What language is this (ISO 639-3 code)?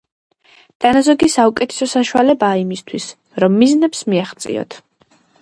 kat